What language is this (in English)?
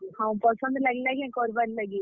Odia